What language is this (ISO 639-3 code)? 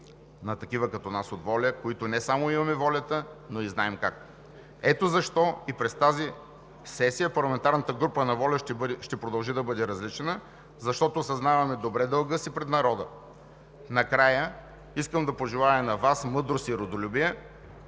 bul